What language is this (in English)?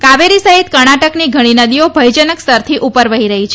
Gujarati